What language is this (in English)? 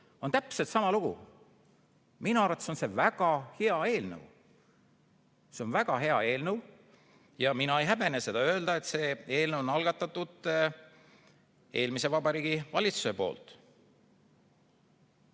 Estonian